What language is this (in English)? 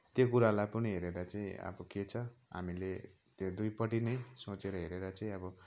Nepali